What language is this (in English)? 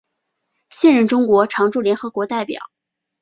Chinese